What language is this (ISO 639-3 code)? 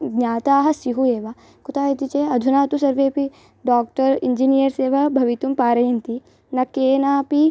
san